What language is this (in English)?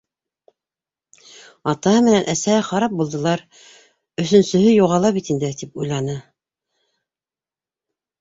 Bashkir